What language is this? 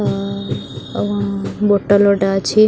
Odia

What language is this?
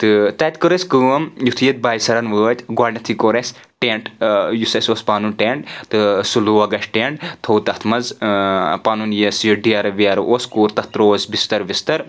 Kashmiri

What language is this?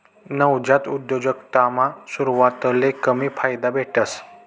Marathi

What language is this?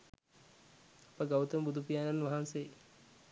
Sinhala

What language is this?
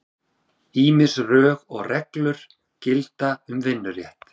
Icelandic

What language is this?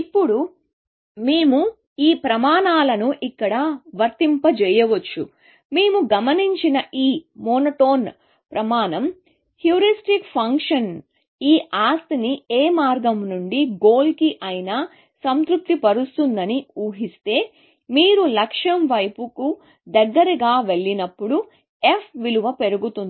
Telugu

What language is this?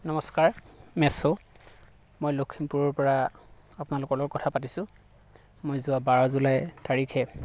Assamese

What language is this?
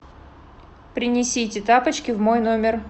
Russian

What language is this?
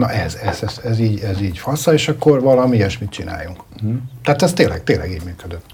Hungarian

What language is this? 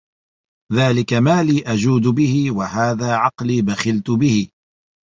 Arabic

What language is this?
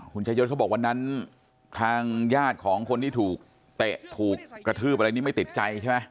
Thai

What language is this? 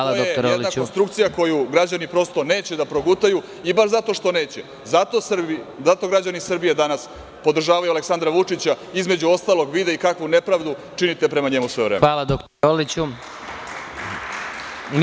Serbian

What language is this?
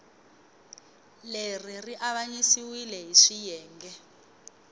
Tsonga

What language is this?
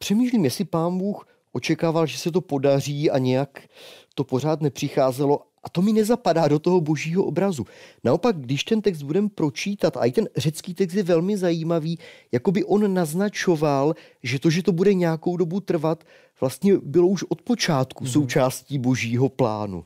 Czech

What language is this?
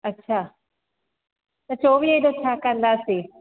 Sindhi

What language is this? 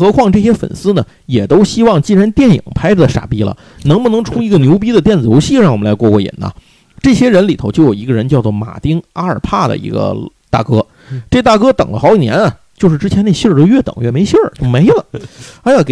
Chinese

